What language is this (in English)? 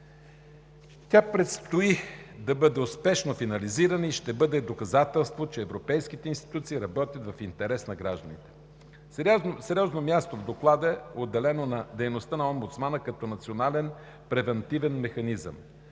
Bulgarian